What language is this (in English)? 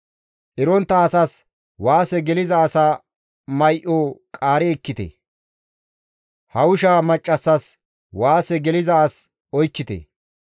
Gamo